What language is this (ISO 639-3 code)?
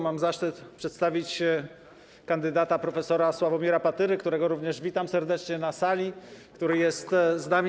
pol